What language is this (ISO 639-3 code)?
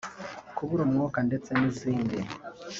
kin